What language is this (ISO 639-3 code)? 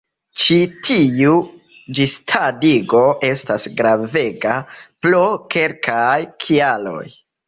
epo